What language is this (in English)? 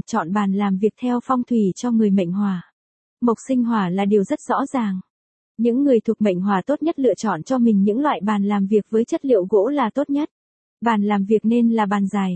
Vietnamese